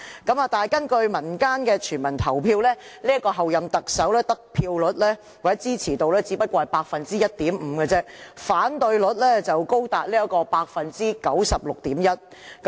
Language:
Cantonese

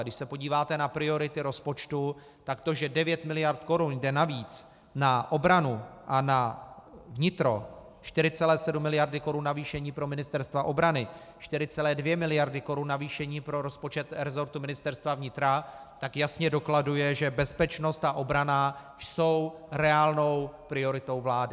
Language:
Czech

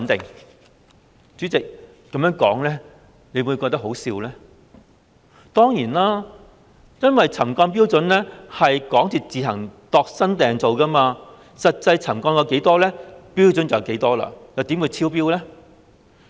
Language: Cantonese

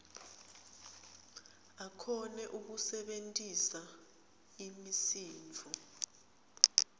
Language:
Swati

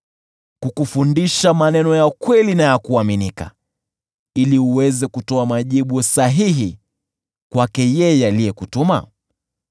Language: Swahili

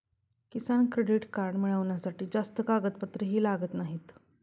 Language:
Marathi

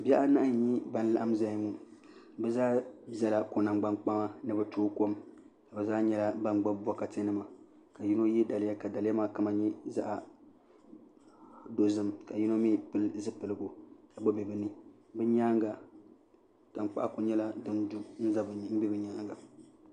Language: Dagbani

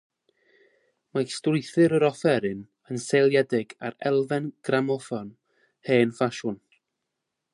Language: Welsh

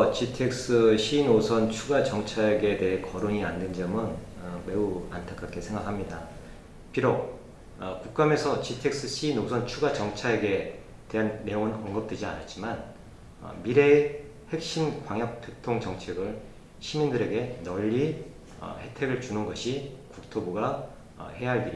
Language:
Korean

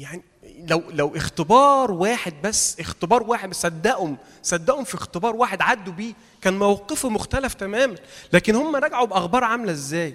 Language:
Arabic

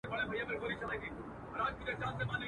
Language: Pashto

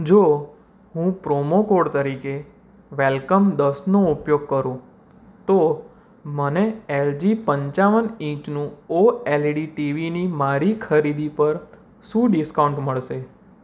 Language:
Gujarati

